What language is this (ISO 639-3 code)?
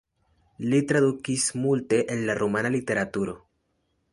epo